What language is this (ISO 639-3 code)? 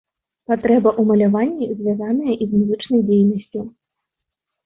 bel